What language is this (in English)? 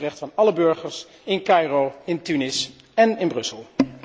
Dutch